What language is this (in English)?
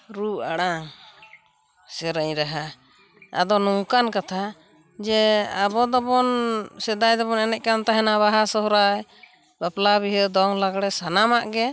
Santali